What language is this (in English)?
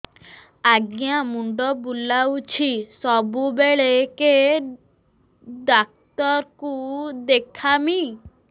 Odia